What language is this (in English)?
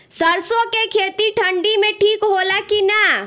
Bhojpuri